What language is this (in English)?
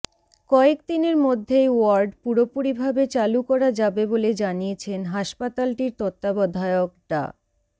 Bangla